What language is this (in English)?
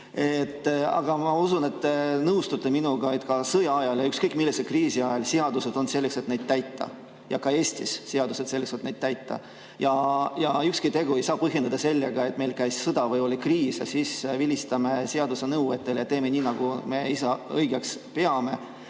Estonian